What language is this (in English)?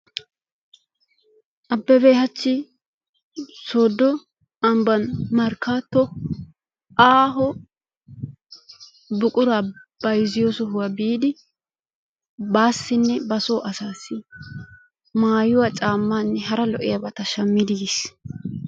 Wolaytta